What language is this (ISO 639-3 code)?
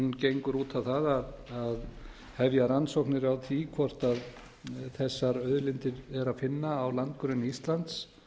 isl